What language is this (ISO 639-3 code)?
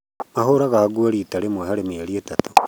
kik